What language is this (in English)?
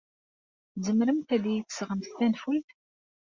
Kabyle